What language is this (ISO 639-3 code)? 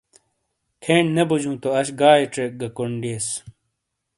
scl